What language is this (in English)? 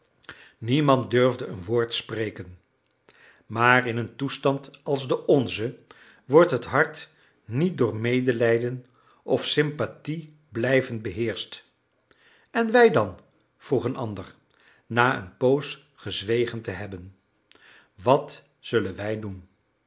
Dutch